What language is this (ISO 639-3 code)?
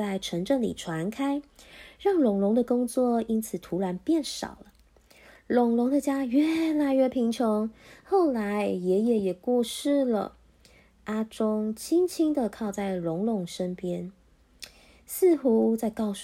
zho